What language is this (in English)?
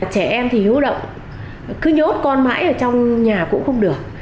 Vietnamese